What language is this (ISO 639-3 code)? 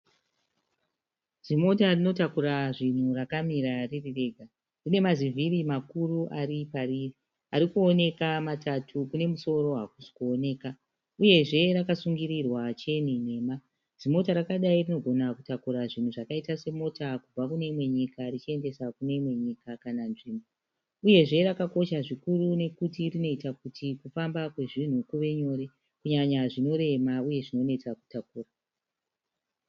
sna